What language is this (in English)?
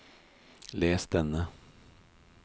Norwegian